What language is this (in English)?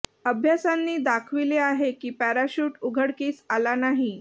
Marathi